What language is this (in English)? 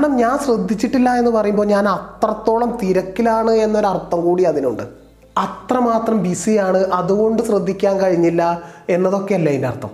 Malayalam